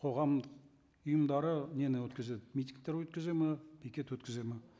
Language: Kazakh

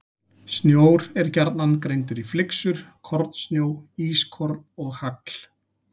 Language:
Icelandic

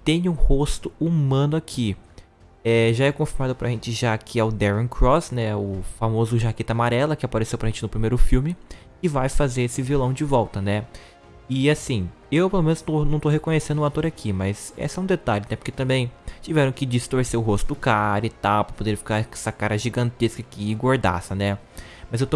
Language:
Portuguese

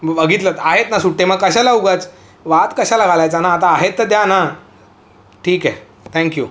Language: Marathi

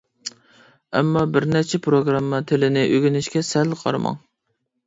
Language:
Uyghur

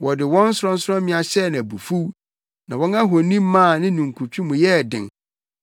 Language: Akan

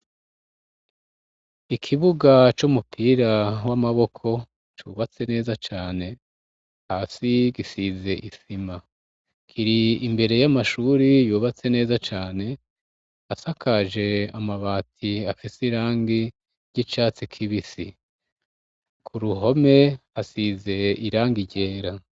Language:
Rundi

